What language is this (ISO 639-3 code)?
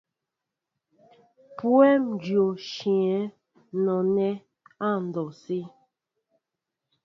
mbo